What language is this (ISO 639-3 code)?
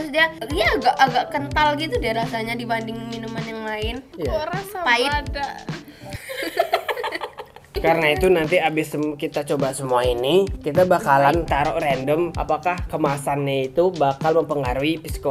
ind